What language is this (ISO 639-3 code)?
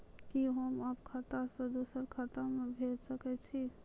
mai